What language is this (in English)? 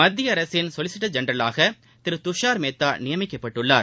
Tamil